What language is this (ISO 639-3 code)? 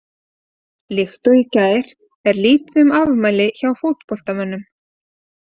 isl